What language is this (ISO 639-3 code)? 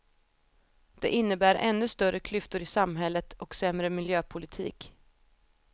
swe